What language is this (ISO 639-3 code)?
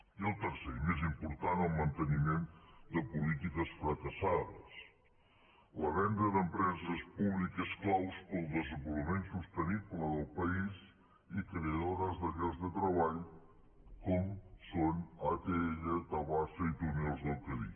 cat